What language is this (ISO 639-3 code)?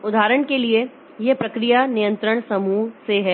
hin